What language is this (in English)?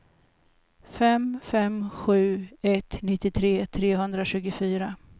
Swedish